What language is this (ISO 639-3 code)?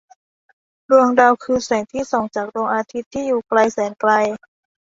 tha